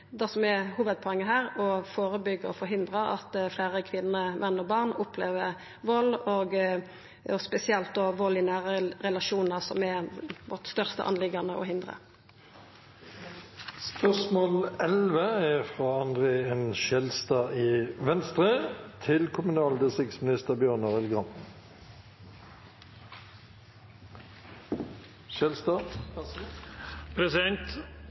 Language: Norwegian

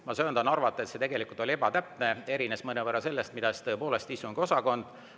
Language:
Estonian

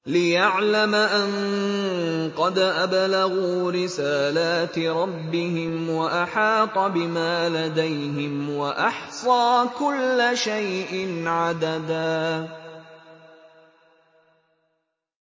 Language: Arabic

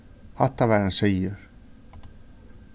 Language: Faroese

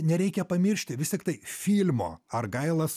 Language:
Lithuanian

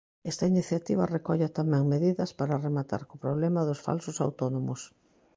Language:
Galician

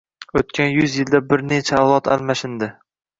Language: Uzbek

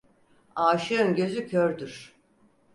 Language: Turkish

